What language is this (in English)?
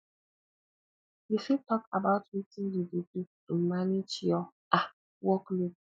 Nigerian Pidgin